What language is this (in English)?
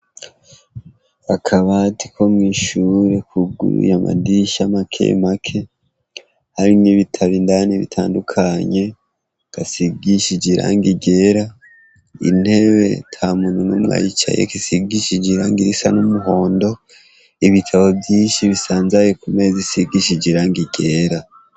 Rundi